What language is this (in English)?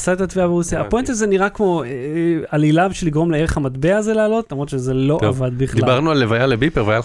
Hebrew